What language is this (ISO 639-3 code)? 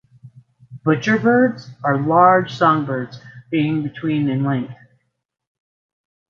eng